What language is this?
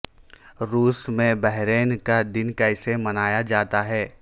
Urdu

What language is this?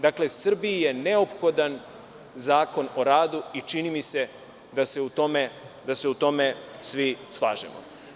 Serbian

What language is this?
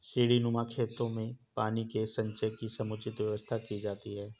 Hindi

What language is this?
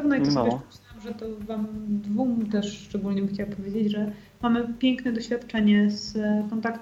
Polish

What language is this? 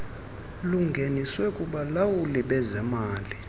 Xhosa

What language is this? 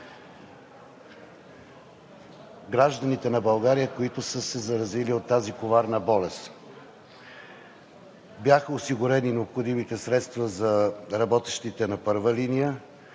Bulgarian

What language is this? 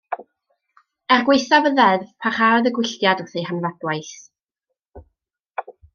Welsh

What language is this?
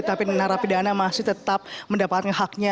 Indonesian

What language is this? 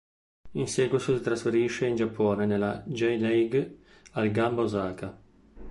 Italian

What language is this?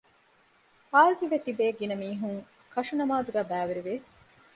Divehi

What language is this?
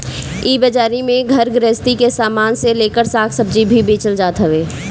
Bhojpuri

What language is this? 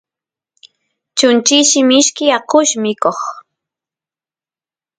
Santiago del Estero Quichua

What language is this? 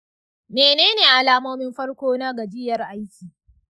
Hausa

